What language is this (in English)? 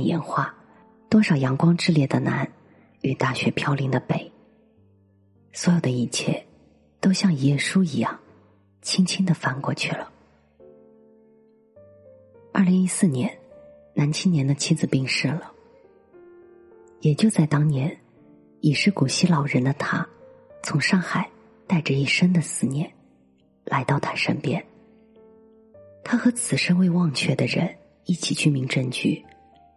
Chinese